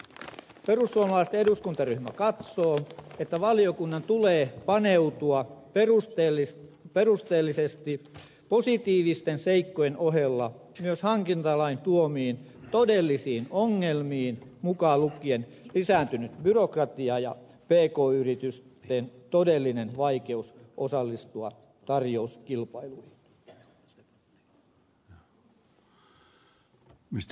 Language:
Finnish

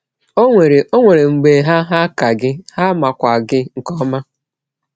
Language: Igbo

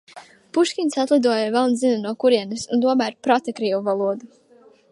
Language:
Latvian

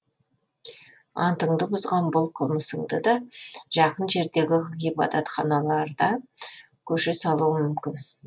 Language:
Kazakh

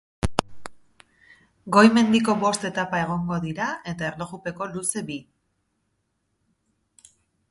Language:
Basque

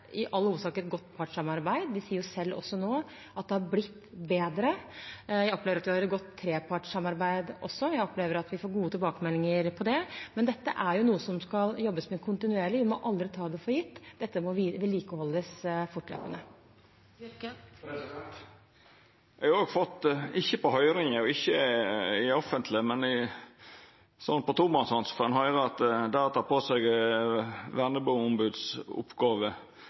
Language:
Norwegian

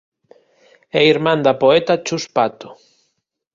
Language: Galician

